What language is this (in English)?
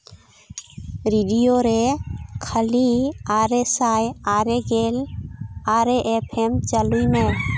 Santali